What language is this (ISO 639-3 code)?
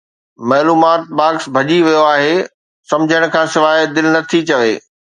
snd